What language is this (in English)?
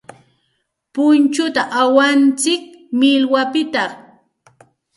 Santa Ana de Tusi Pasco Quechua